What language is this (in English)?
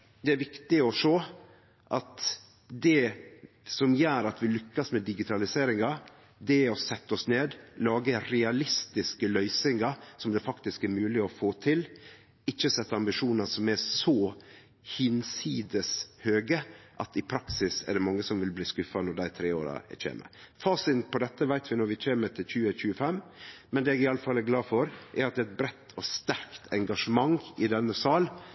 Norwegian Nynorsk